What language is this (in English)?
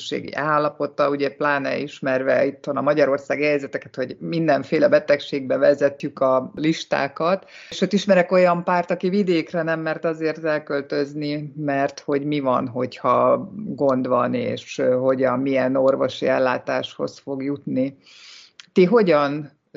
Hungarian